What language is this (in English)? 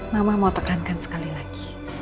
Indonesian